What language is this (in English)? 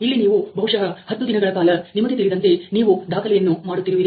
Kannada